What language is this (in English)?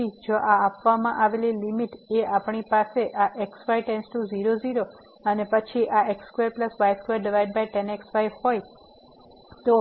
Gujarati